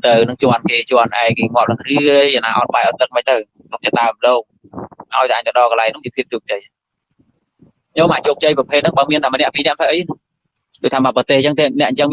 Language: Vietnamese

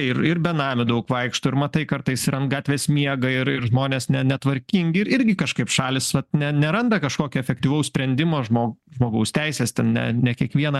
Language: Lithuanian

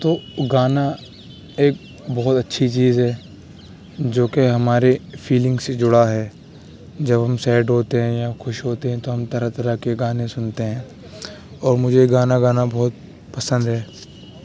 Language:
Urdu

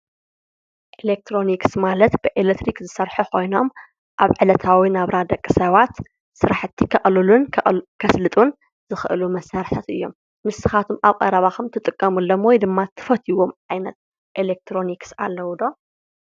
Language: Tigrinya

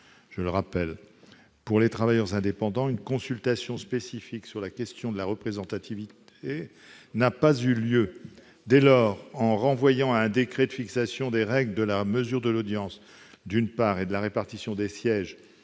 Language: French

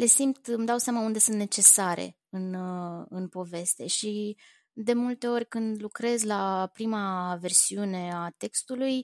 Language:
Romanian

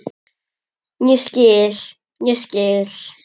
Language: Icelandic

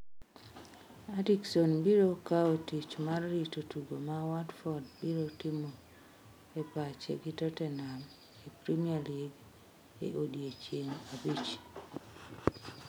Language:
Luo (Kenya and Tanzania)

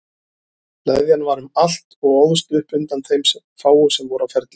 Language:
Icelandic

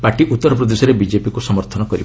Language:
Odia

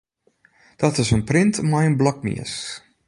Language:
Western Frisian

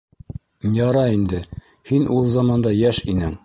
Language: Bashkir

